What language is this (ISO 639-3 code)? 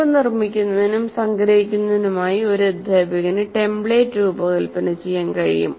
mal